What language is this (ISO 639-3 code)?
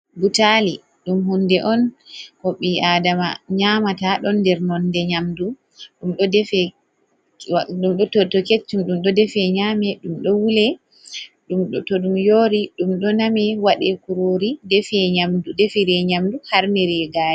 ful